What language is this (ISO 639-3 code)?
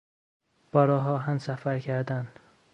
fas